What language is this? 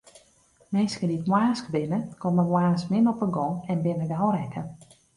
Western Frisian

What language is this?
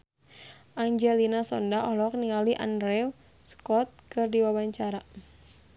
Sundanese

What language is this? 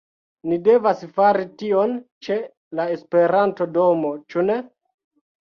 Esperanto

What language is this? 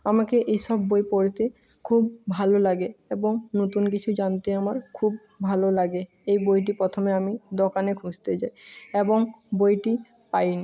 Bangla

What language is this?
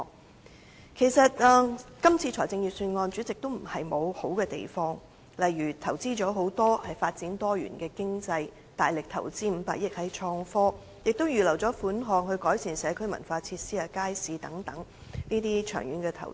Cantonese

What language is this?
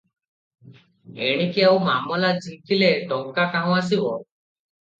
Odia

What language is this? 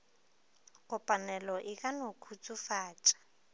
Northern Sotho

